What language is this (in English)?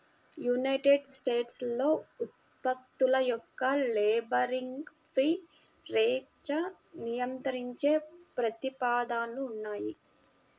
Telugu